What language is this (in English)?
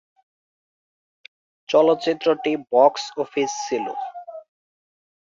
Bangla